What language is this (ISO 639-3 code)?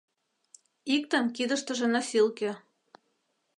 chm